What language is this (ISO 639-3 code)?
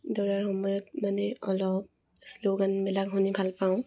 asm